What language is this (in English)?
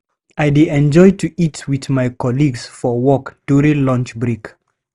Nigerian Pidgin